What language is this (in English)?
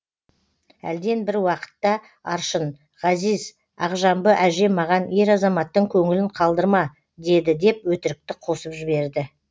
Kazakh